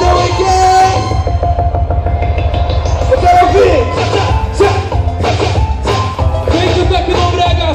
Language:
Bulgarian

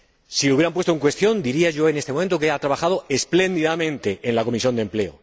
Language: Spanish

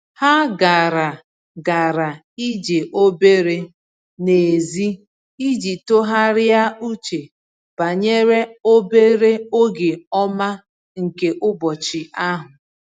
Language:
Igbo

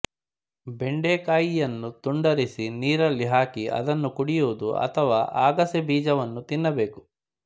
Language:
Kannada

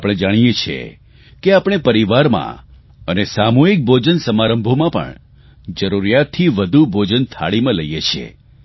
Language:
Gujarati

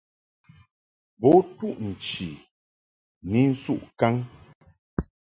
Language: Mungaka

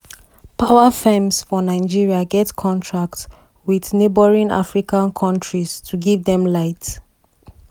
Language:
Nigerian Pidgin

